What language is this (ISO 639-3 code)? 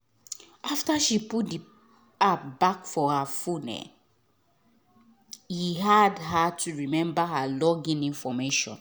pcm